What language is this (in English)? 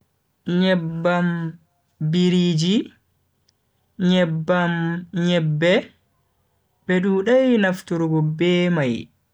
Bagirmi Fulfulde